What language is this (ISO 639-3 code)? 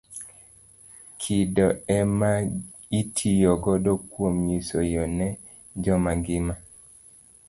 luo